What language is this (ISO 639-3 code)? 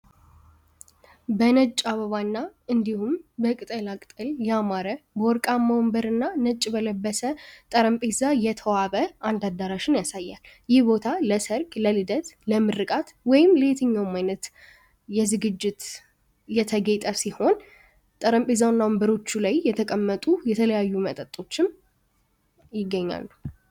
amh